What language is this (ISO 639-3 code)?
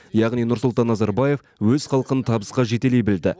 kaz